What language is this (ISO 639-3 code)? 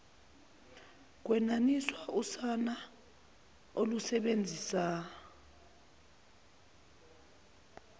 zul